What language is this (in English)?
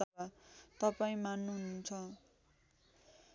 Nepali